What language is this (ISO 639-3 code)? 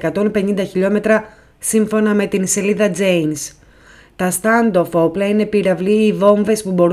ell